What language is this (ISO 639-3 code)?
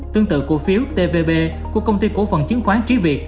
vie